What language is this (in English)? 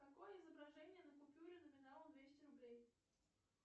Russian